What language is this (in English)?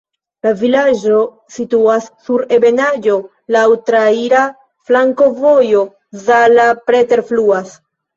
Esperanto